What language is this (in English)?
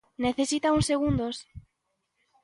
Galician